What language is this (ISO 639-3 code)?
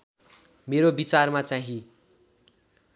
nep